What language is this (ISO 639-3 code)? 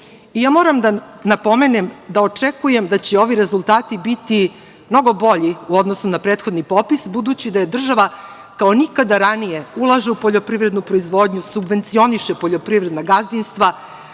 srp